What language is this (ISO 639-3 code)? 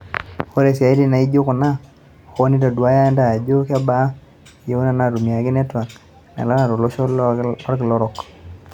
mas